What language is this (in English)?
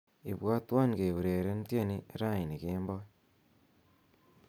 Kalenjin